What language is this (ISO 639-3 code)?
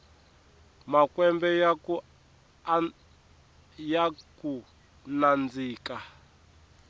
tso